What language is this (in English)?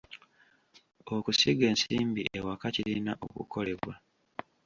Ganda